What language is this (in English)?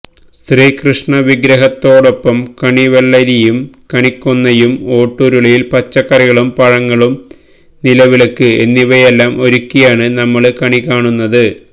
Malayalam